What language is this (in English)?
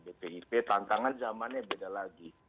Indonesian